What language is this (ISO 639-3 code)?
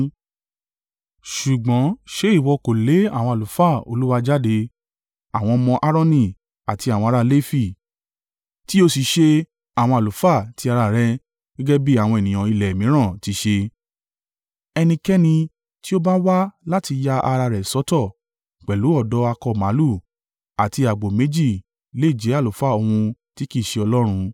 yor